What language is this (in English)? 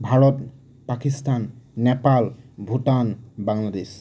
Assamese